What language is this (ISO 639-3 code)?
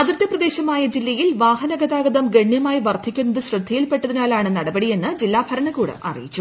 mal